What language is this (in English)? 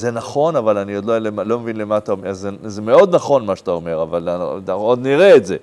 Hebrew